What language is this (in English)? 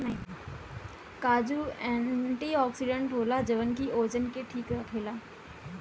Bhojpuri